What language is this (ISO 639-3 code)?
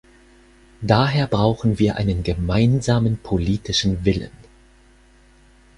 deu